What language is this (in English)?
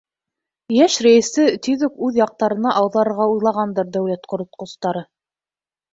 Bashkir